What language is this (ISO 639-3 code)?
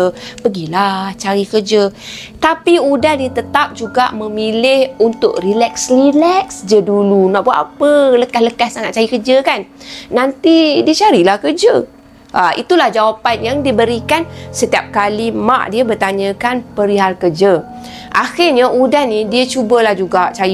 msa